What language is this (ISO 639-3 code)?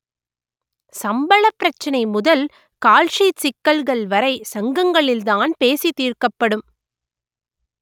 tam